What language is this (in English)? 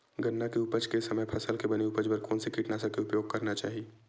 Chhattisgarhi